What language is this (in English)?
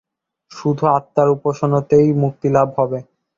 Bangla